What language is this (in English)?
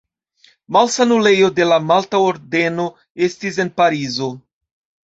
Esperanto